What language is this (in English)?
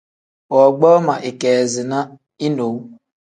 Tem